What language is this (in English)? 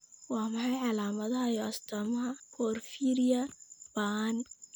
Somali